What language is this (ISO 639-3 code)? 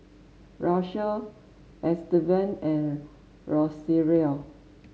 eng